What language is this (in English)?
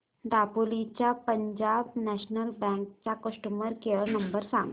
Marathi